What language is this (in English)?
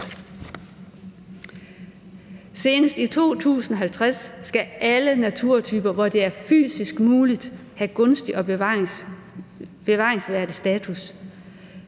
Danish